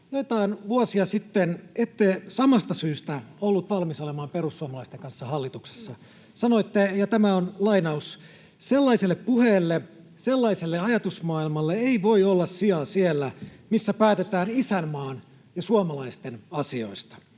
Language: Finnish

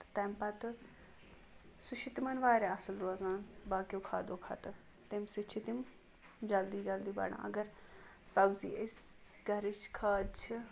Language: Kashmiri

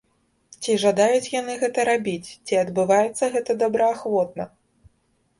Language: Belarusian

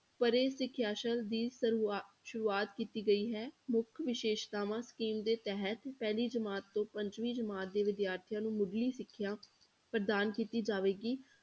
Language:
Punjabi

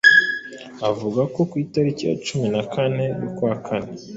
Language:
Kinyarwanda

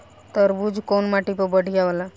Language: Bhojpuri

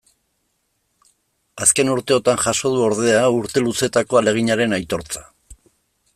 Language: Basque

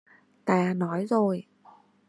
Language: Vietnamese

